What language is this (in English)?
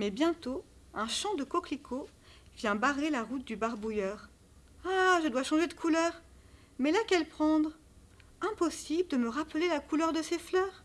French